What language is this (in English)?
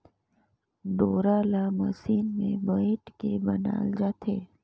Chhattisgarhi